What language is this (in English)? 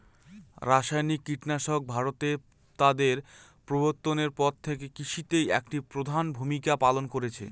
Bangla